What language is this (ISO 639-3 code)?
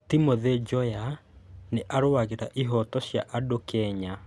kik